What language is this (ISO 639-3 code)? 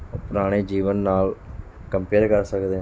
pan